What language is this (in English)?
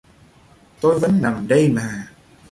Vietnamese